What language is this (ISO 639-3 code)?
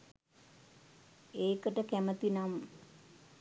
sin